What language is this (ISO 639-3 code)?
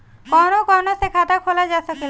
bho